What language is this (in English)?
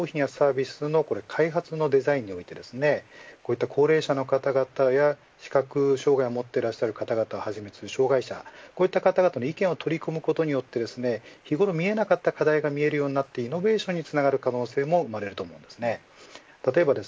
Japanese